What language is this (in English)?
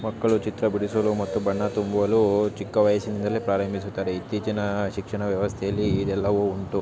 Kannada